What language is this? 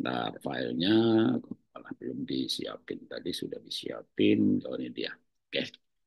Indonesian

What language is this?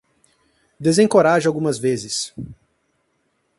Portuguese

